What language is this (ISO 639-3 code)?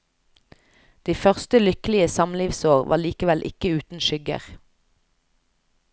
nor